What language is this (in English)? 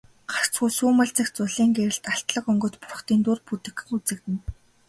Mongolian